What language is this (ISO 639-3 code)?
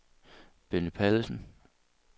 dan